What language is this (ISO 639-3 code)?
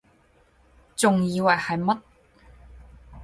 yue